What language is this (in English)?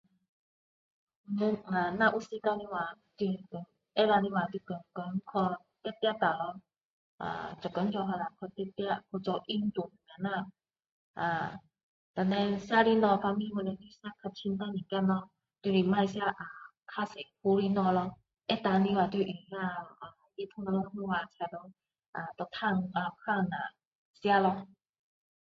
Min Dong Chinese